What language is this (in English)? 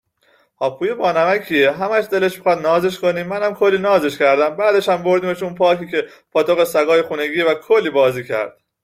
Persian